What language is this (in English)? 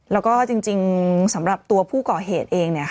Thai